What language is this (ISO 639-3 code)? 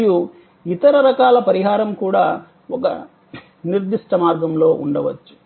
tel